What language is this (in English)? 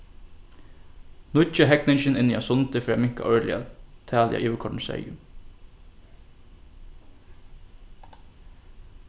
Faroese